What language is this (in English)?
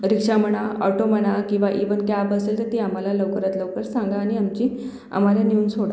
Marathi